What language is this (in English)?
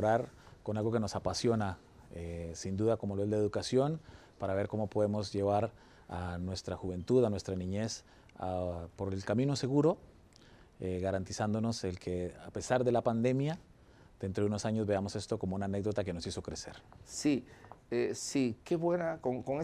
Spanish